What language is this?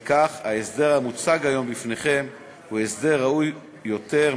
Hebrew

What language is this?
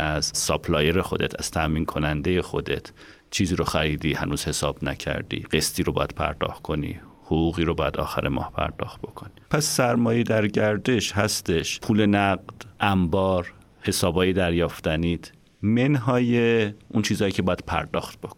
Persian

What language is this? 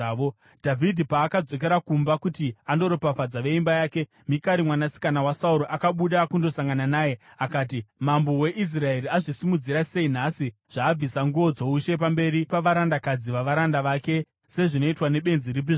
Shona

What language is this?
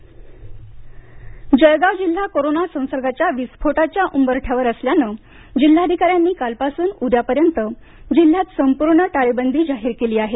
Marathi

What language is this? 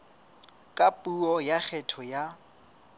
Southern Sotho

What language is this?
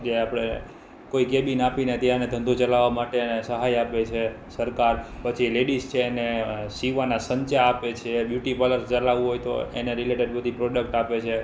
Gujarati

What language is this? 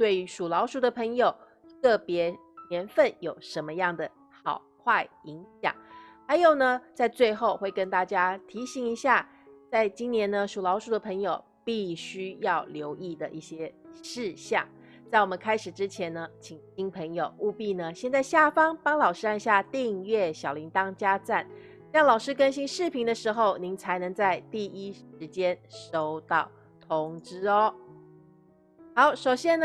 Chinese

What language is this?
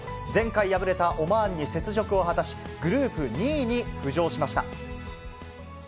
Japanese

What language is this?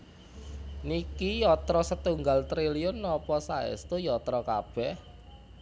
Javanese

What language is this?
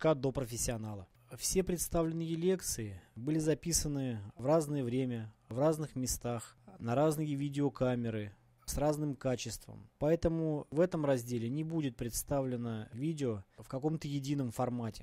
Russian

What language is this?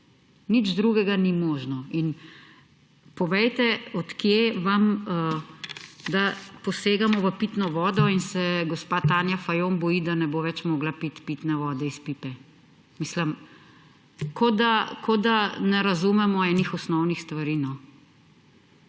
Slovenian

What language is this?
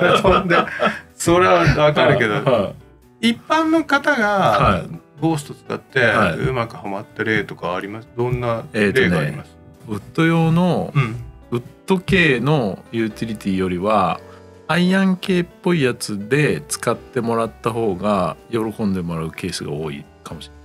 Japanese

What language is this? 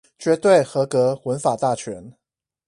Chinese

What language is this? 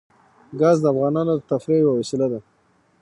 Pashto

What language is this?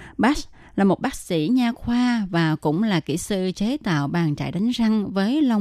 Vietnamese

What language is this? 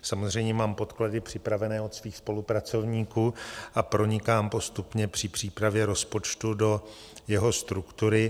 Czech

